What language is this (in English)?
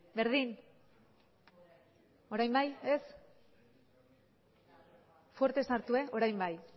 Basque